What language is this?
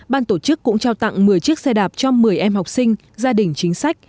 Vietnamese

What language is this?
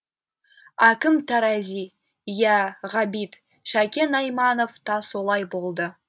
Kazakh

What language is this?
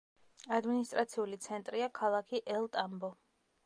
Georgian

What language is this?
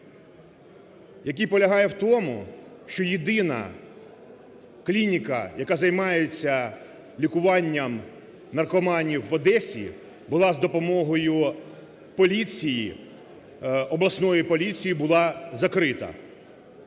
Ukrainian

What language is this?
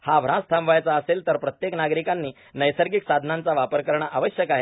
Marathi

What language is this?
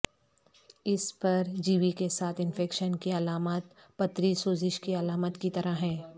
Urdu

